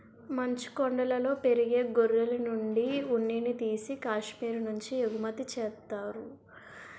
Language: Telugu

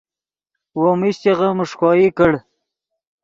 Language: Yidgha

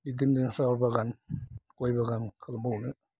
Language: Bodo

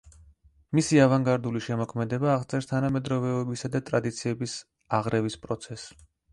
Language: Georgian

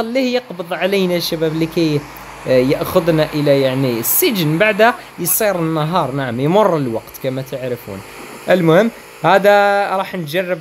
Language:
Arabic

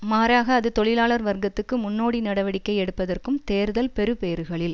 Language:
Tamil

